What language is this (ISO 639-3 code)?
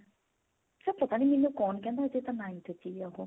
pan